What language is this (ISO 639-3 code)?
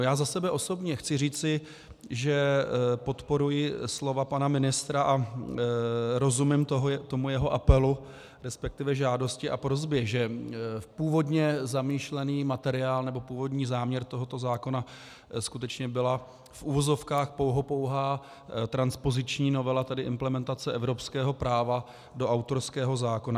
ces